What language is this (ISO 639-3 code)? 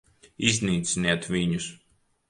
lav